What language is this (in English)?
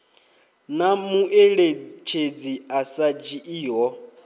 Venda